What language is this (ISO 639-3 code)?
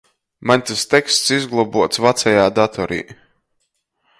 ltg